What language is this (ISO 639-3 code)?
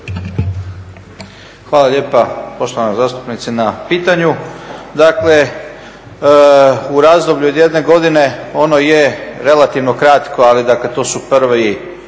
hrv